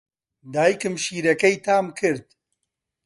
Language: Central Kurdish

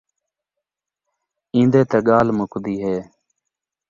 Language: Saraiki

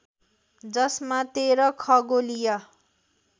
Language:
Nepali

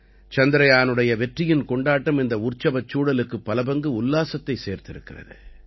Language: Tamil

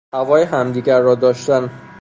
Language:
Persian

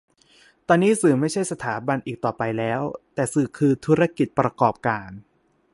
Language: Thai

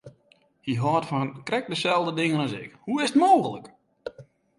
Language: Western Frisian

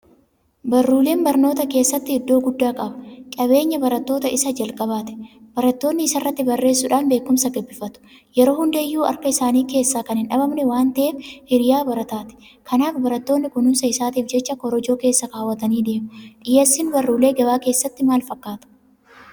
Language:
Oromo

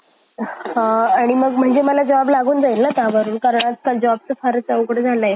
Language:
Marathi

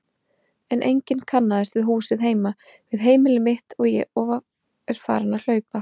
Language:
Icelandic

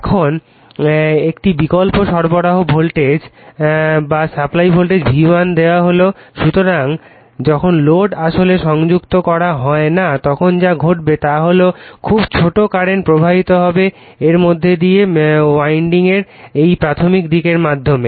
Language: Bangla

